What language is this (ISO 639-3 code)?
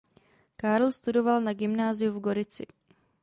ces